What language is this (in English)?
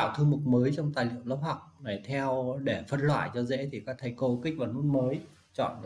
Vietnamese